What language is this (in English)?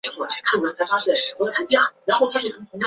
Chinese